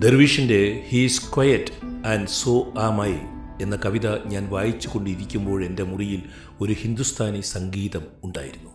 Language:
Malayalam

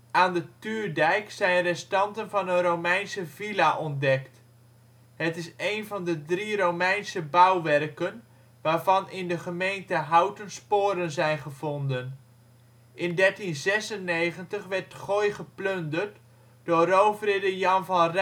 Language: Dutch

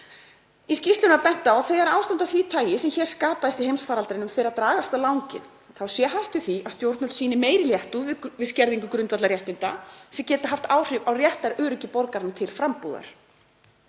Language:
Icelandic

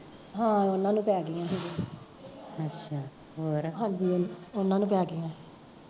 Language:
Punjabi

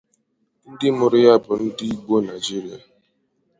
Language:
Igbo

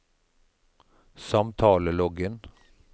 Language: Norwegian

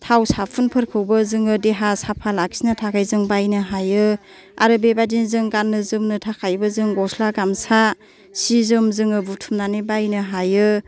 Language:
Bodo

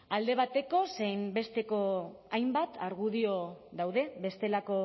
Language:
Basque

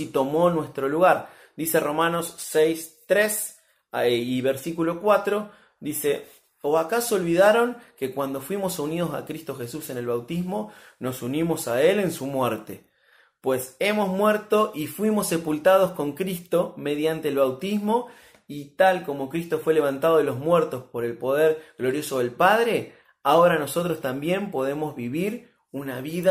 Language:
Spanish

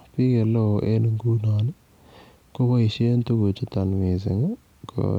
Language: Kalenjin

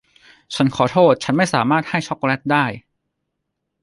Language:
Thai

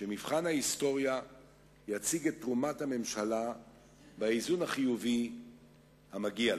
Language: Hebrew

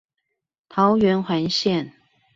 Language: Chinese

